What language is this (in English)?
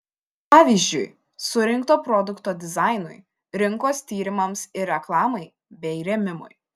Lithuanian